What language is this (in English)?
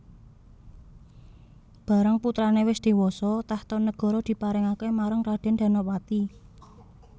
Javanese